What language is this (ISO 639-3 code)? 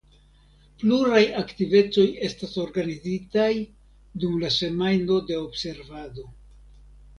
epo